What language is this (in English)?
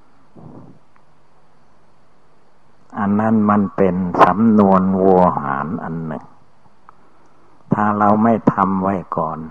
Thai